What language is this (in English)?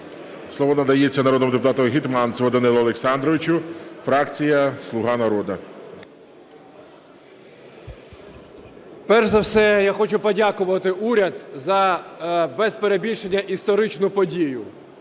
Ukrainian